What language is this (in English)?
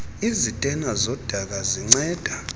Xhosa